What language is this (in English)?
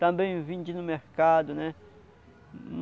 Portuguese